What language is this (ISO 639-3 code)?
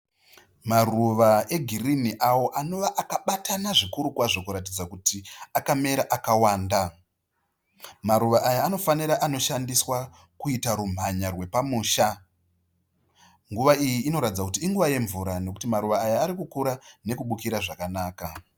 sna